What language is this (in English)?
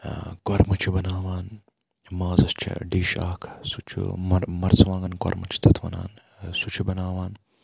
Kashmiri